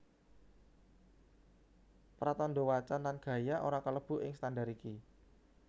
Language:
Javanese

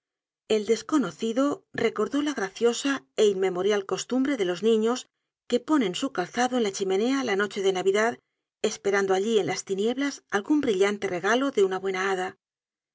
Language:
Spanish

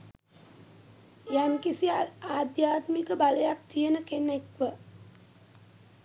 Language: Sinhala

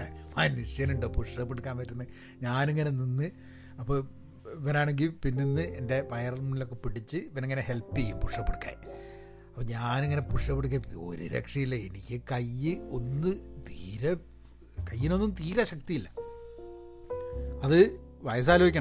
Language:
Malayalam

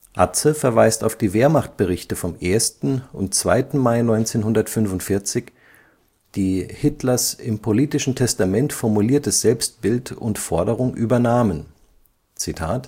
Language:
German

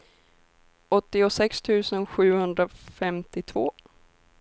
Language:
Swedish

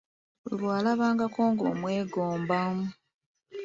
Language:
Ganda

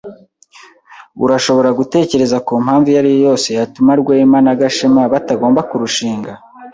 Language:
Kinyarwanda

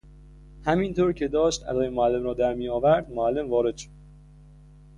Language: Persian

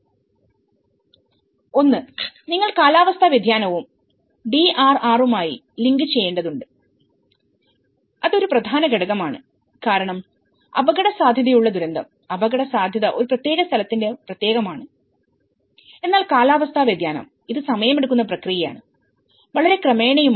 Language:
Malayalam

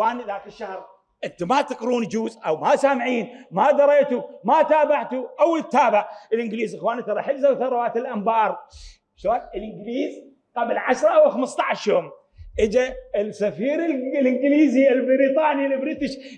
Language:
Arabic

